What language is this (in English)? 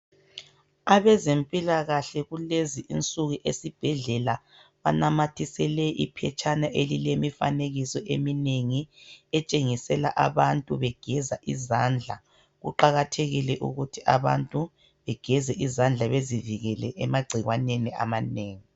North Ndebele